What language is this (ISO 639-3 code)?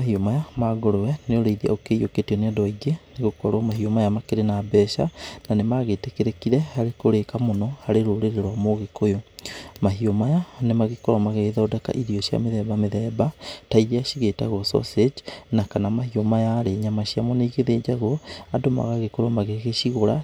kik